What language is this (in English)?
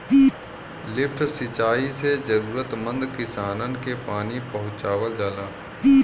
Bhojpuri